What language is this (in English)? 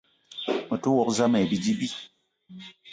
Eton (Cameroon)